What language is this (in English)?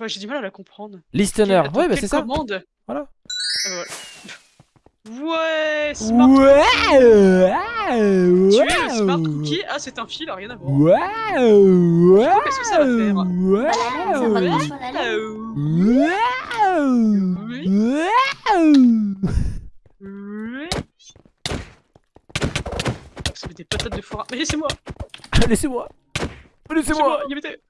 French